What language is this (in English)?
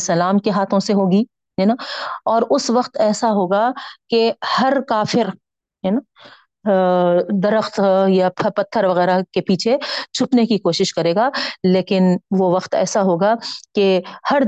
Urdu